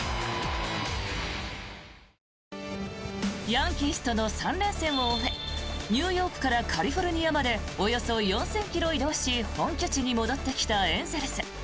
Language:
Japanese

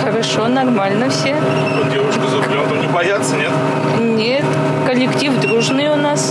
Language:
Russian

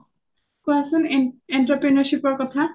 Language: Assamese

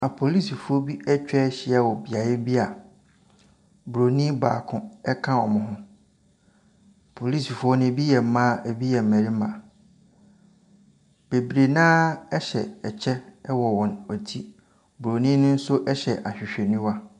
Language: Akan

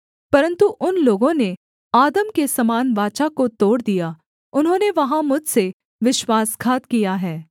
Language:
Hindi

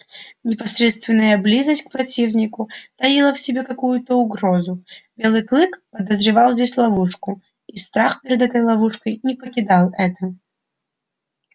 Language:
Russian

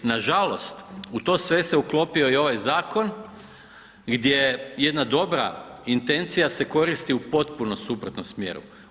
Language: Croatian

